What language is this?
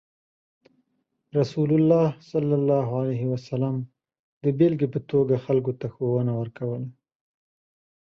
Pashto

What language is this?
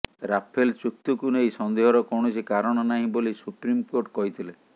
Odia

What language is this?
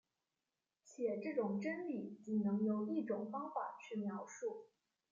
Chinese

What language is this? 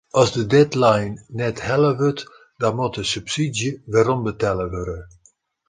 Western Frisian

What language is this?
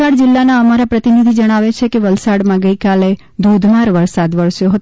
Gujarati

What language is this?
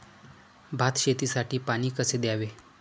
Marathi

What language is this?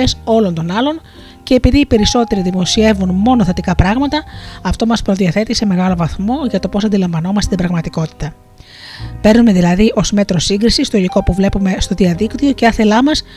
Greek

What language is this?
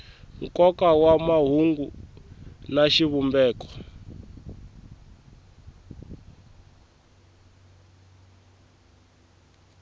Tsonga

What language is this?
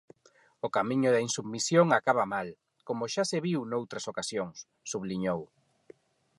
Galician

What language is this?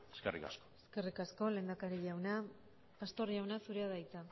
Basque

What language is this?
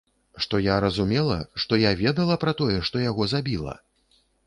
Belarusian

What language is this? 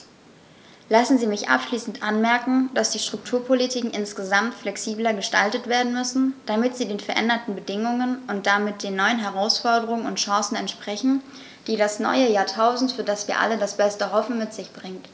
German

